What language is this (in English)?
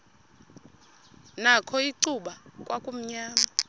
Xhosa